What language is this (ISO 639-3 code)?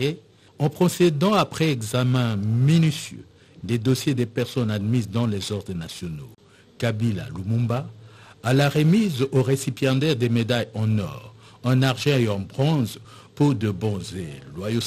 fra